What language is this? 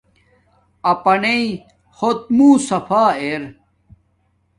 Domaaki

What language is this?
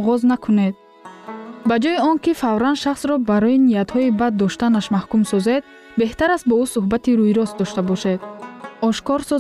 Persian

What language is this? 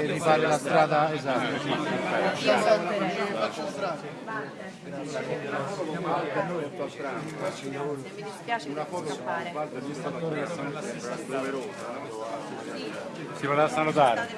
Italian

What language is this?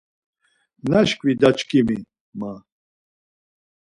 Laz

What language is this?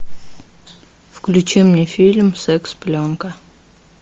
Russian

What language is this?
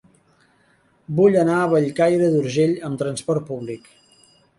Catalan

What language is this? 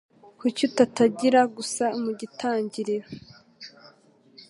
Kinyarwanda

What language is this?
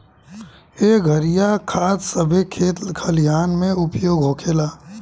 Bhojpuri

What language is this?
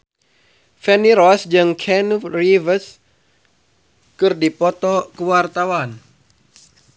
Sundanese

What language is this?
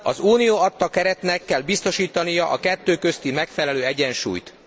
Hungarian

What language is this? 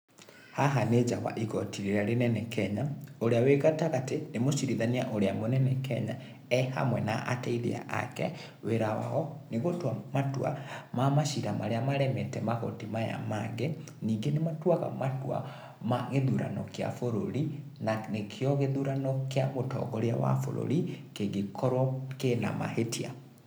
Kikuyu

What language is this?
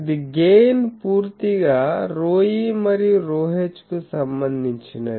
Telugu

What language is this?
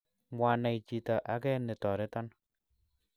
Kalenjin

